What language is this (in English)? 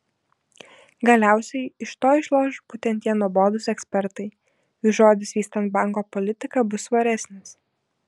Lithuanian